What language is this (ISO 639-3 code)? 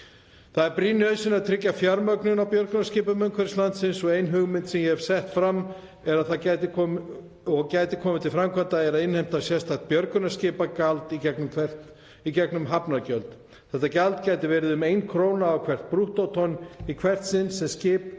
isl